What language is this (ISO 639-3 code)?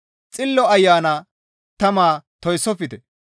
gmv